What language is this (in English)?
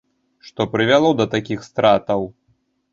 Belarusian